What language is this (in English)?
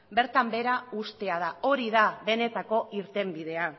Basque